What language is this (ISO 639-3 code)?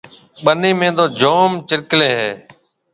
mve